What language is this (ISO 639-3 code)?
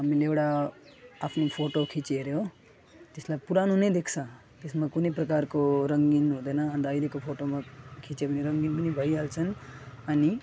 nep